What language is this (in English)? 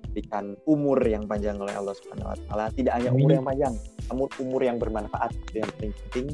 Indonesian